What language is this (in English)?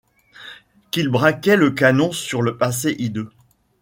French